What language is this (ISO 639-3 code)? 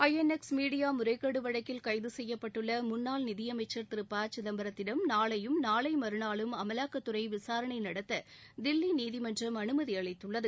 tam